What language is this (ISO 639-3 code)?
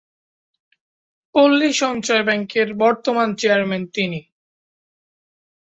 ben